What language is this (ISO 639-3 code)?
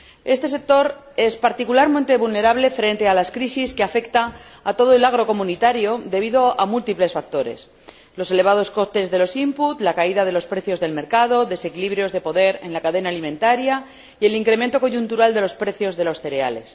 spa